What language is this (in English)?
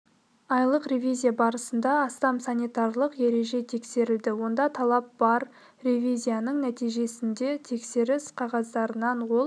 Kazakh